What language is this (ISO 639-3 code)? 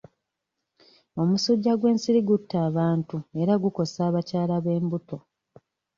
lug